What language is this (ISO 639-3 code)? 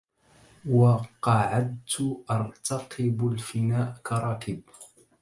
ara